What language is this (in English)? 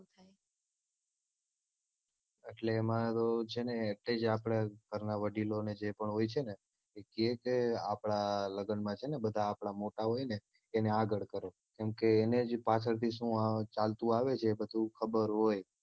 Gujarati